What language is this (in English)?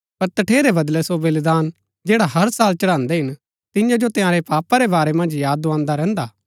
Gaddi